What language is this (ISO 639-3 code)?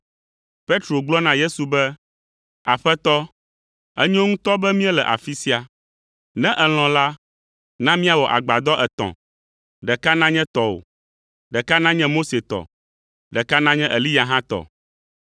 ewe